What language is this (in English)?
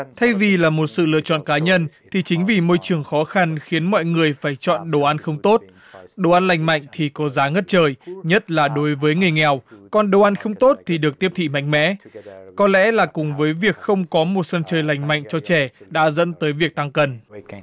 Vietnamese